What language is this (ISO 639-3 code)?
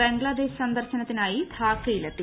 mal